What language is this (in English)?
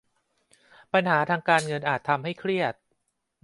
Thai